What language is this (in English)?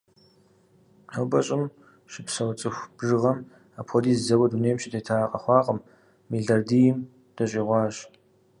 Kabardian